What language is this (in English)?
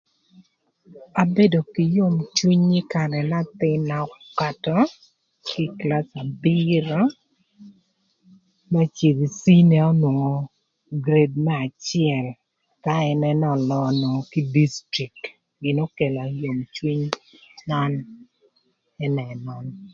Thur